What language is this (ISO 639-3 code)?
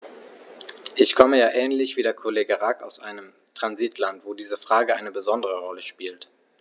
deu